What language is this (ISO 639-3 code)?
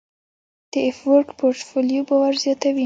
pus